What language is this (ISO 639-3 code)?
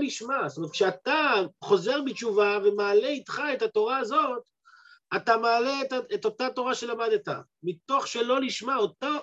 heb